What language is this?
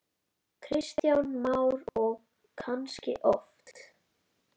Icelandic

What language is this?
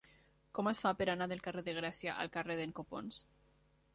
Catalan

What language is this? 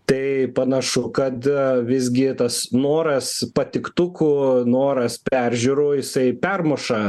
Lithuanian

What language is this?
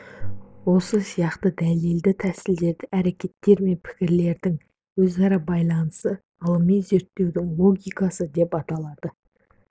Kazakh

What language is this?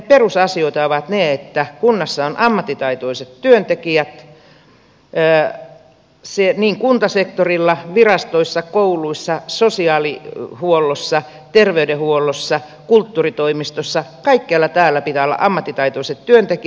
Finnish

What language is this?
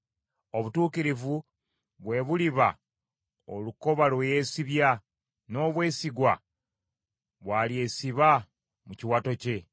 Ganda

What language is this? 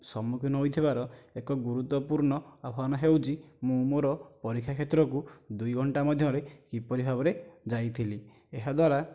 Odia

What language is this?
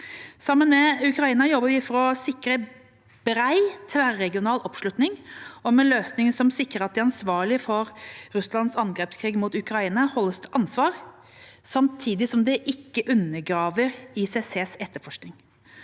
Norwegian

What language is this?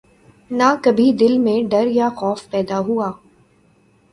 Urdu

